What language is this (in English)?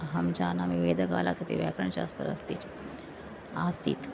Sanskrit